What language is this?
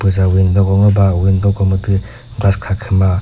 Chokri Naga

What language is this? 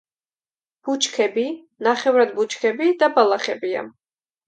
Georgian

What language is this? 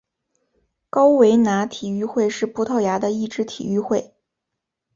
Chinese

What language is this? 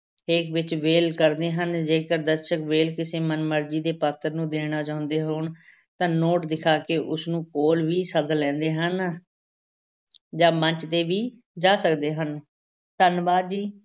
Punjabi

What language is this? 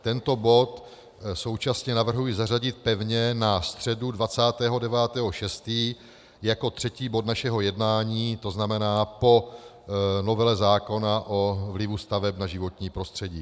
Czech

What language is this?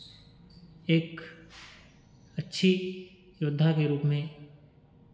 Hindi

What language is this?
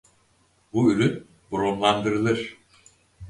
Turkish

